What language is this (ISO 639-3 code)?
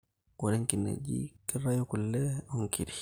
mas